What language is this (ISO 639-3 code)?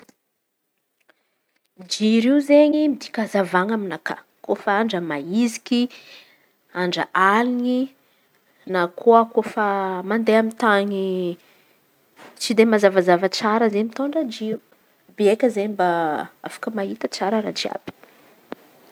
xmv